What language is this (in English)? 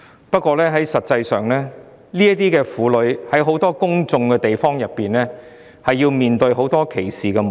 Cantonese